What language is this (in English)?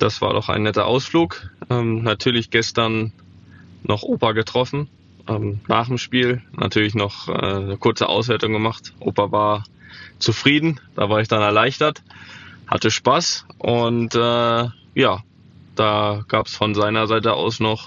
German